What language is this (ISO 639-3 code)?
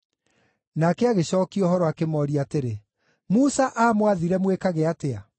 kik